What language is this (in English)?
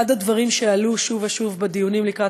Hebrew